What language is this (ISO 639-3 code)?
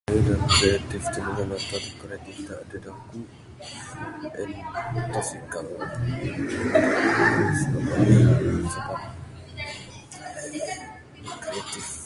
sdo